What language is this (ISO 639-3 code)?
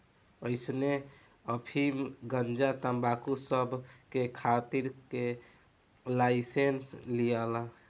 bho